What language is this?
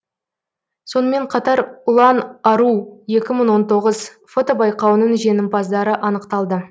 Kazakh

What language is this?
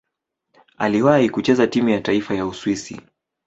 Swahili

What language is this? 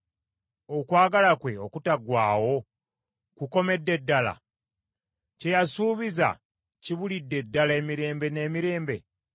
Ganda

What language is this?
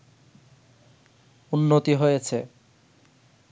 Bangla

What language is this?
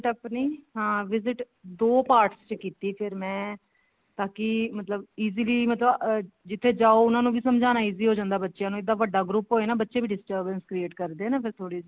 Punjabi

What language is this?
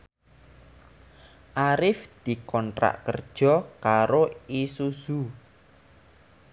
Javanese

